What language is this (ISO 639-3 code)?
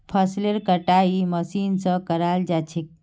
mag